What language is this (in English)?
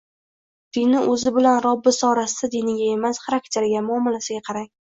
Uzbek